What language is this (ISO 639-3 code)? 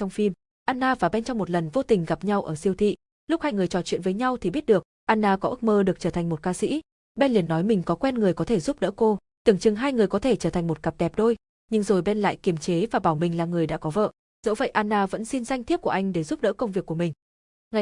vie